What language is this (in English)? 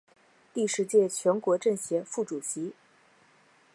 Chinese